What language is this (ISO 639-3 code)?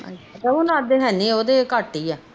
pan